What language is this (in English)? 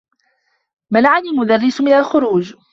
Arabic